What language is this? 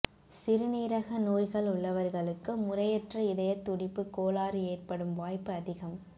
Tamil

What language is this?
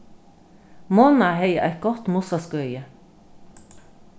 Faroese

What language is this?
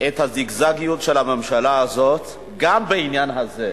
Hebrew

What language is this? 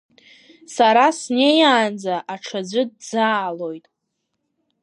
Abkhazian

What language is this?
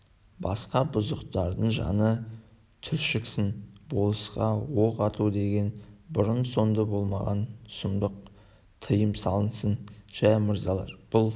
Kazakh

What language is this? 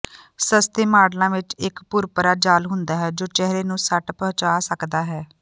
Punjabi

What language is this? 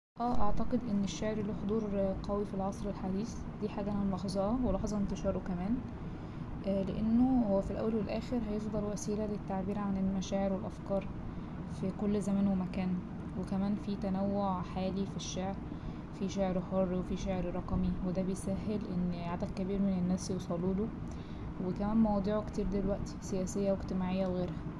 Egyptian Arabic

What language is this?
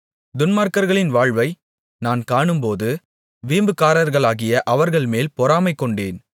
Tamil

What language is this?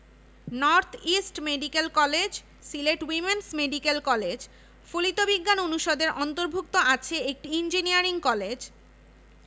Bangla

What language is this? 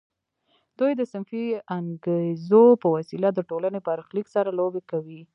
Pashto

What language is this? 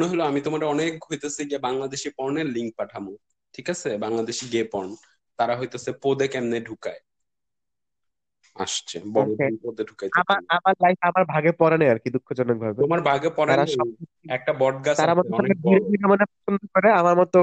Bangla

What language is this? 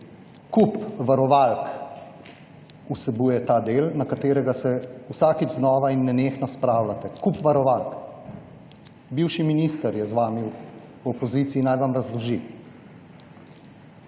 Slovenian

